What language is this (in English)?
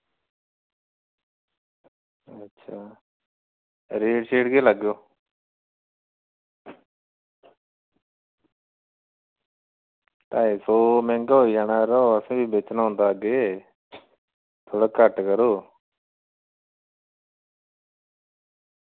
Dogri